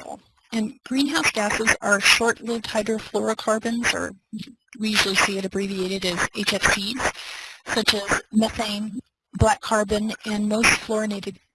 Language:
English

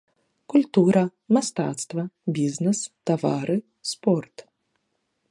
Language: Belarusian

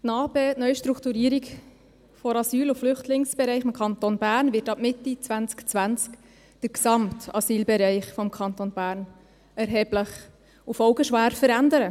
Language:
Swiss German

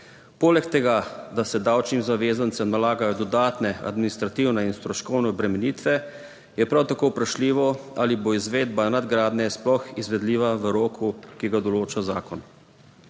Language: Slovenian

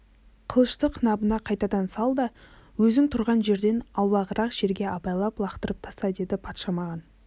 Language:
Kazakh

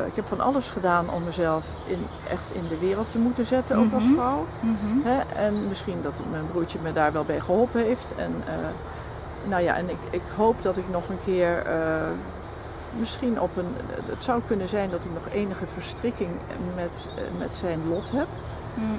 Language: Dutch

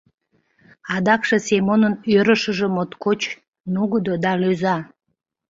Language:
Mari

